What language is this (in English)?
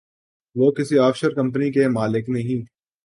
Urdu